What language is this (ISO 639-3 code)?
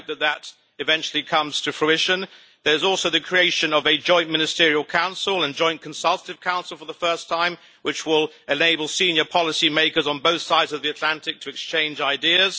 eng